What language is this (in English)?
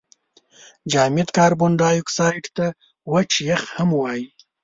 Pashto